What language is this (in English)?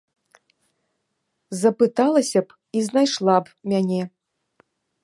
Belarusian